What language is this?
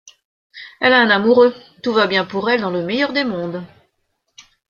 French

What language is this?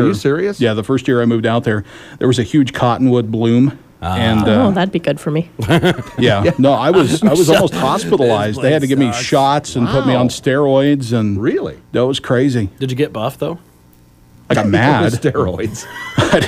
English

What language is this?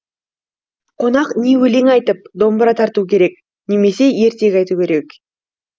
Kazakh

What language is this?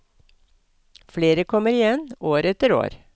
Norwegian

